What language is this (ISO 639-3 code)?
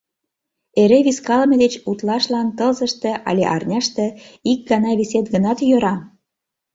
chm